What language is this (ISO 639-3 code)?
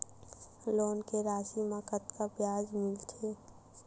hne